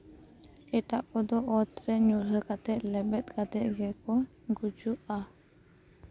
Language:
Santali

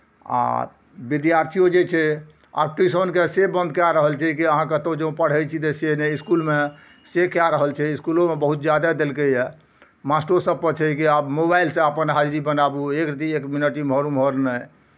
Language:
Maithili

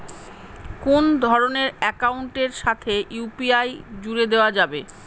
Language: Bangla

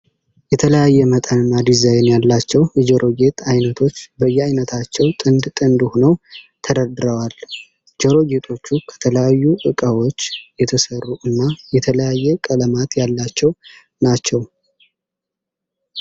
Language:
Amharic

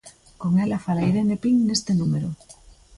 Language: Galician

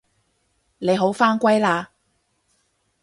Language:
Cantonese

